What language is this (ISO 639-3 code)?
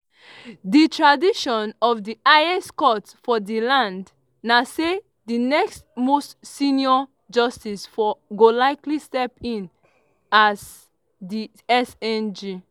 pcm